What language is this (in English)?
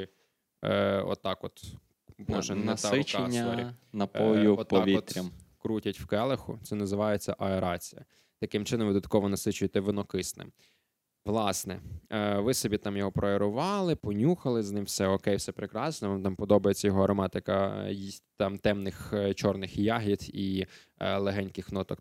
Ukrainian